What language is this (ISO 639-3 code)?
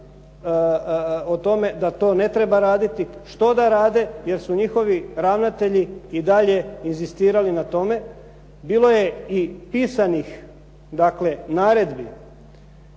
hrv